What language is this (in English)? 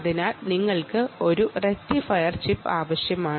Malayalam